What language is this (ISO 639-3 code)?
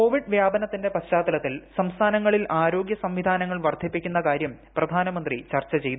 mal